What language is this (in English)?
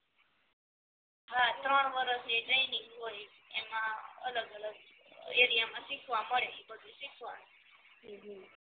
Gujarati